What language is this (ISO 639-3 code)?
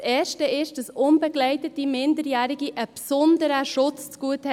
gsw